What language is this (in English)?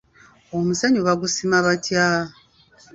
Ganda